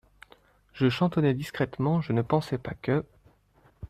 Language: French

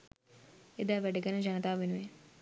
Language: Sinhala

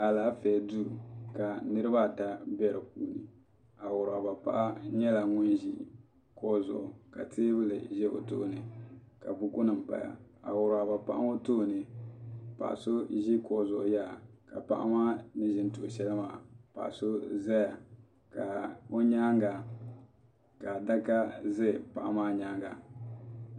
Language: Dagbani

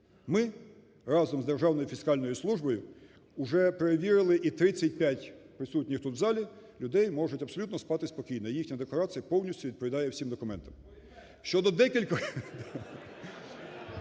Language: Ukrainian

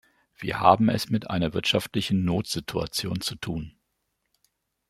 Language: German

